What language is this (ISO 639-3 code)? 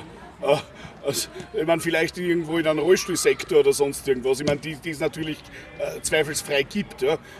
deu